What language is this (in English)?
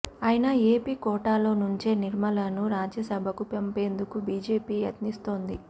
Telugu